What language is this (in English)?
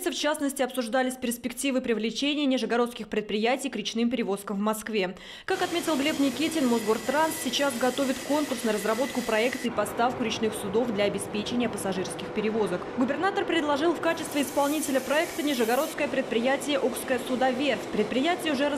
Russian